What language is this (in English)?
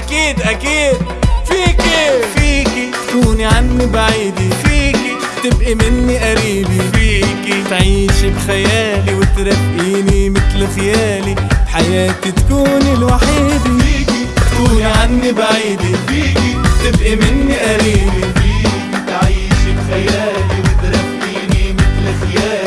Arabic